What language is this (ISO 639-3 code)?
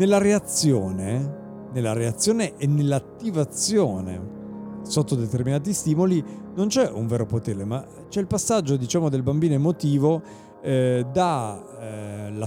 ita